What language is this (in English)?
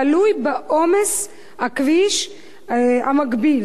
Hebrew